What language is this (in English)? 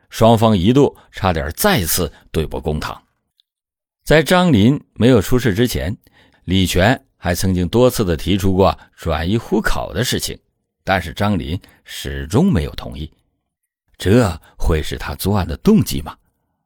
Chinese